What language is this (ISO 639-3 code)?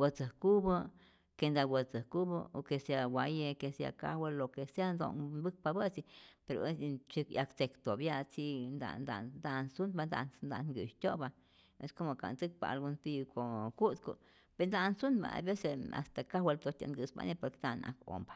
zor